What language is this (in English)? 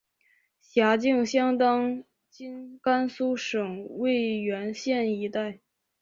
Chinese